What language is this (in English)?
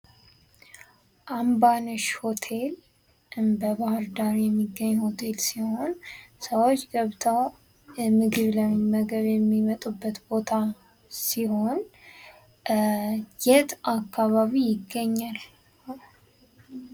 Amharic